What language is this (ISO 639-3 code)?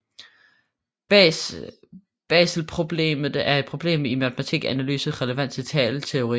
dan